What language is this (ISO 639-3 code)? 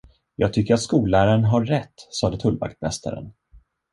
swe